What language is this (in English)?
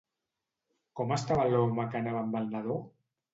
Catalan